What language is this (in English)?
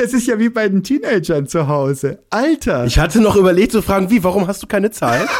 German